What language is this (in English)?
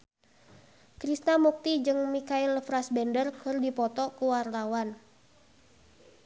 Sundanese